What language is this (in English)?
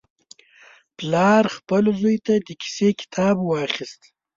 Pashto